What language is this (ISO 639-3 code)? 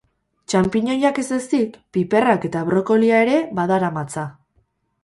eus